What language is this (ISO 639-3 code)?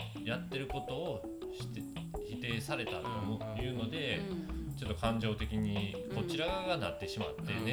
jpn